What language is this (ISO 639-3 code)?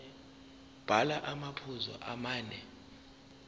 zul